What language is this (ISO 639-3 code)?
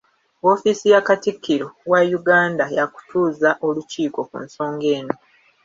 lug